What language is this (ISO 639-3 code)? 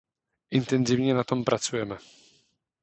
ces